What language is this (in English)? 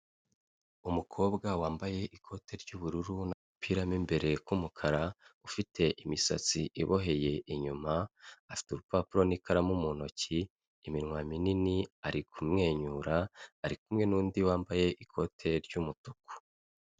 Kinyarwanda